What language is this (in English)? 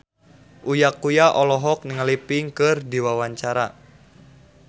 Sundanese